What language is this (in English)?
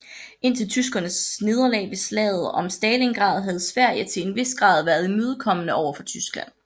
Danish